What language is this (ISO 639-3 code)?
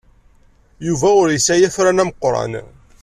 kab